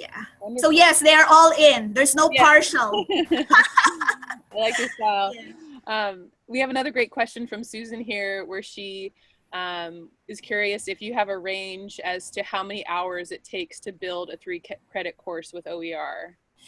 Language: English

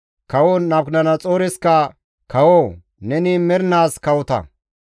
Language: Gamo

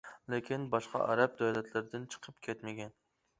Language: Uyghur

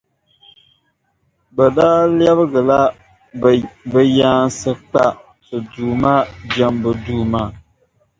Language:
Dagbani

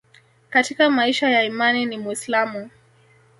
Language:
Swahili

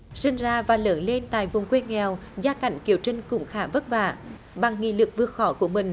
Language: Vietnamese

